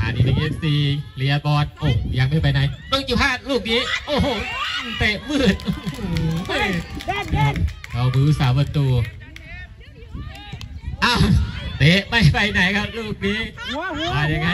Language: Thai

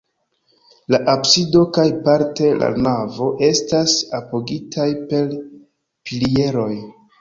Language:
Esperanto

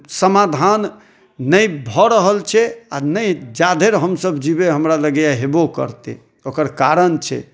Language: Maithili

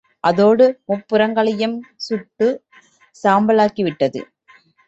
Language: Tamil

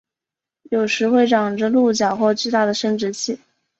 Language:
Chinese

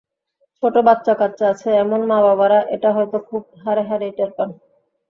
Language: Bangla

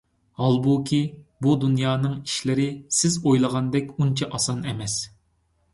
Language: Uyghur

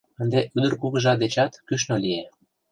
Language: Mari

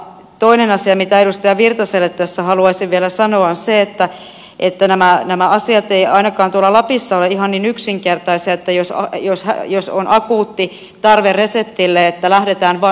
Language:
Finnish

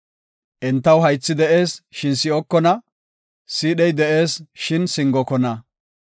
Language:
Gofa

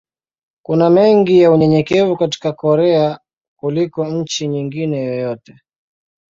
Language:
Swahili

